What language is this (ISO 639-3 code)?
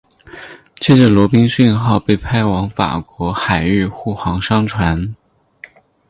zho